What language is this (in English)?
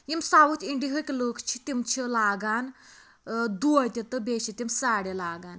Kashmiri